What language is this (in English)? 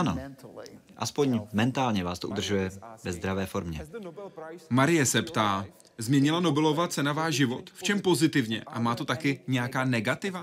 Czech